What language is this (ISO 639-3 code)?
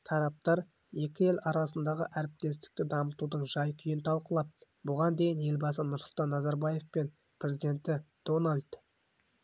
kaz